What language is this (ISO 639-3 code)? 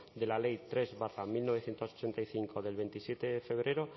spa